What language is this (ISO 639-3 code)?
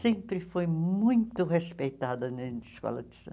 por